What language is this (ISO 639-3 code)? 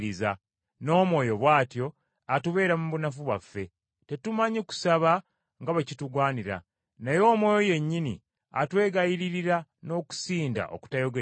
lug